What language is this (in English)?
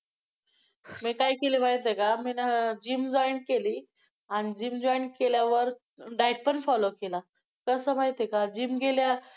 Marathi